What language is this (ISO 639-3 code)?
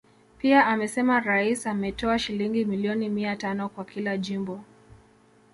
swa